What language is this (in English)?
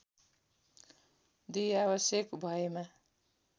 Nepali